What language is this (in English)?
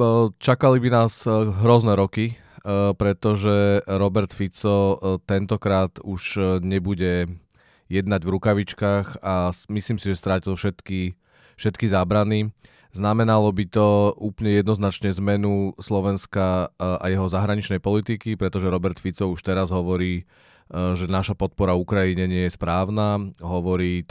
Czech